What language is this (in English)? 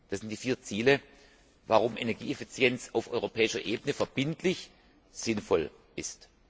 German